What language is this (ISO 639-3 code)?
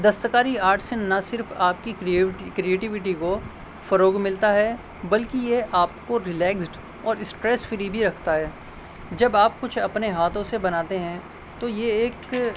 urd